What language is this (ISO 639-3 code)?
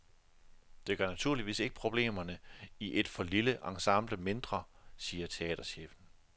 dan